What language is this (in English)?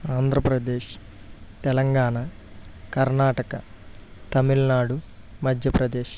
Telugu